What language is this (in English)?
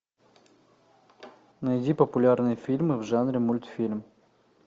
Russian